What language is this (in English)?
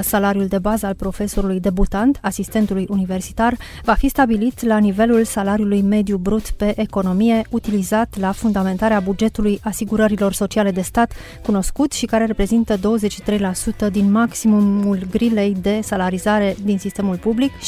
Romanian